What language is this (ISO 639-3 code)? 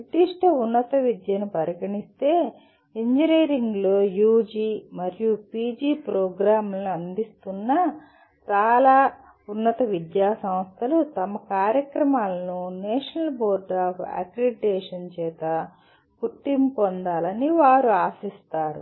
tel